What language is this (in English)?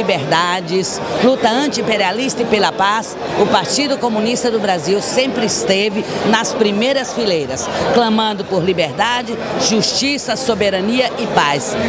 Portuguese